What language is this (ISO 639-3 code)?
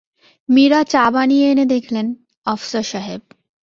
ben